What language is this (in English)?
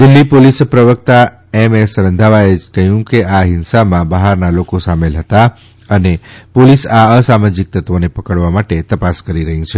Gujarati